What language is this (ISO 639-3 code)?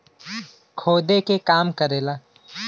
bho